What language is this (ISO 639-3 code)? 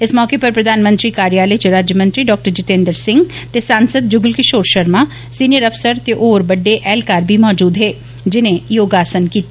doi